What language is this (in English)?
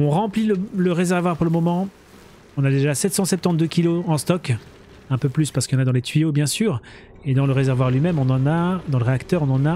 French